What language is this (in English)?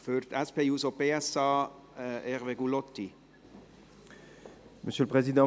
Swiss German